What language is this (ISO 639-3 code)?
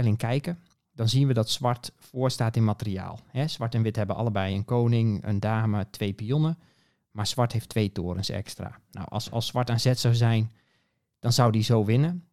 nld